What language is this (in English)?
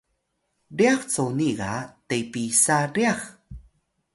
Atayal